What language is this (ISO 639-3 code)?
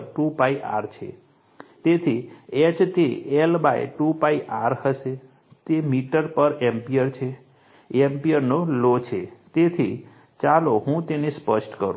guj